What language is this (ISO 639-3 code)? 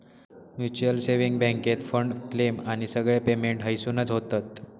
mar